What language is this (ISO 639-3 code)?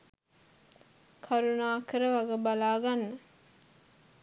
sin